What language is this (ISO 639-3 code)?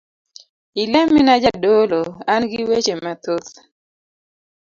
luo